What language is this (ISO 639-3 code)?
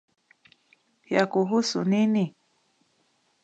swa